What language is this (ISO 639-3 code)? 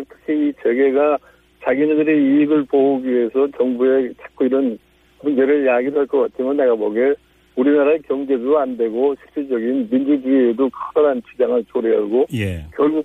kor